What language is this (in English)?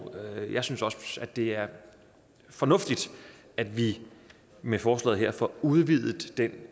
Danish